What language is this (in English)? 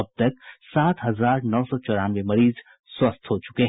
Hindi